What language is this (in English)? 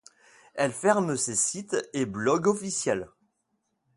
French